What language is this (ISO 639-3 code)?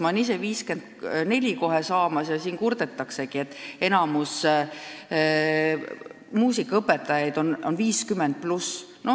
est